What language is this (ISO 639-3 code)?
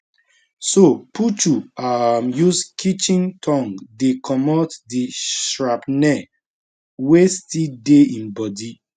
pcm